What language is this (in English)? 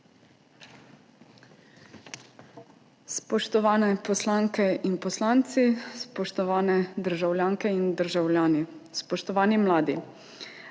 Slovenian